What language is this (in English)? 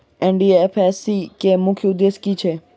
Maithili